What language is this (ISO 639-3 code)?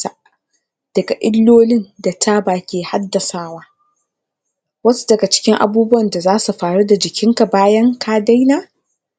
hau